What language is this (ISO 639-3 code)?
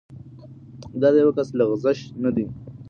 pus